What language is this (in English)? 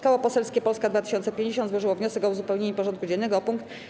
Polish